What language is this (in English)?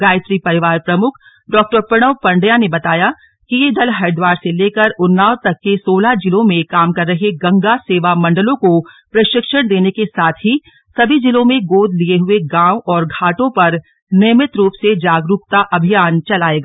Hindi